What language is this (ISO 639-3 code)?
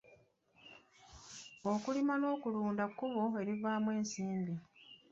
lug